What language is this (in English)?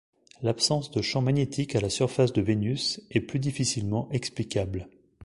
French